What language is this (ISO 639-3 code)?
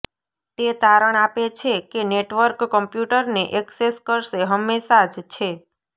guj